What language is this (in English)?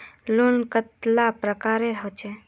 Magahi